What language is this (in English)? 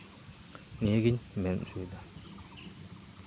Santali